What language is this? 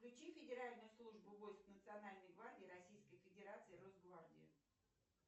Russian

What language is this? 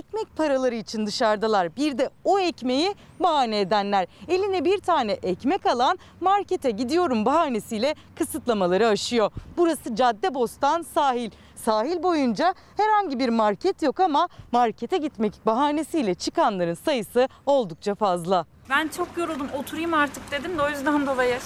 Turkish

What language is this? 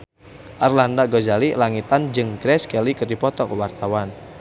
Sundanese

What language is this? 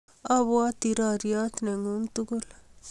Kalenjin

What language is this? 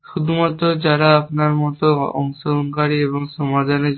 Bangla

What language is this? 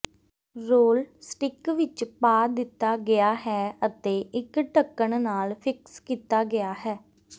Punjabi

